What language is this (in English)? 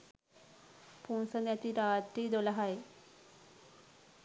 Sinhala